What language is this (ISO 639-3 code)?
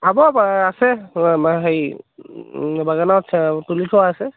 asm